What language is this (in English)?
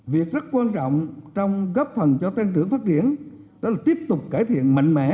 Vietnamese